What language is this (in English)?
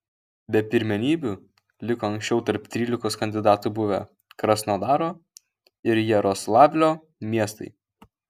Lithuanian